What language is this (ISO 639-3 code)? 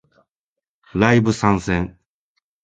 jpn